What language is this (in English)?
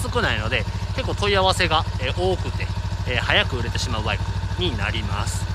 Japanese